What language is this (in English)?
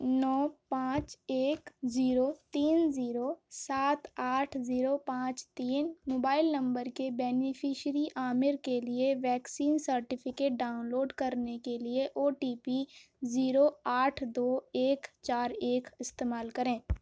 Urdu